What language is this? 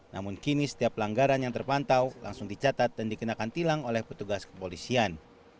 Indonesian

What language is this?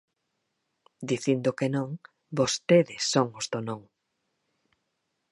Galician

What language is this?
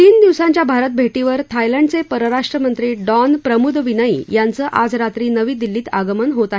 Marathi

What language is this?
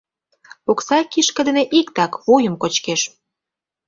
Mari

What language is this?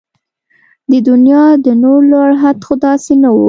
Pashto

